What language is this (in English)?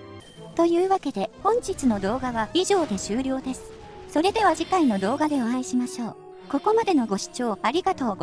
Japanese